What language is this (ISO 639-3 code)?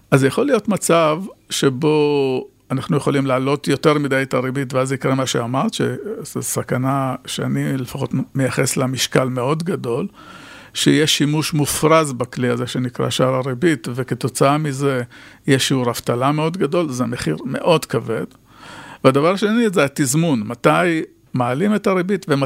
heb